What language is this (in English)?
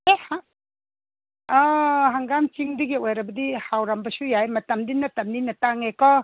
Manipuri